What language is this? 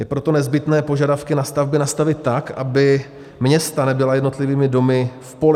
Czech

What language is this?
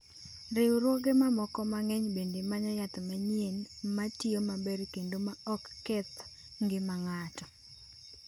Luo (Kenya and Tanzania)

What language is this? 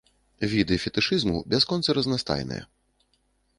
Belarusian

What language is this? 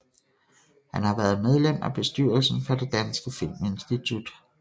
Danish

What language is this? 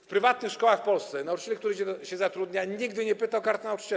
Polish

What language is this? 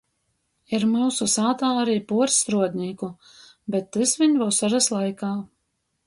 Latgalian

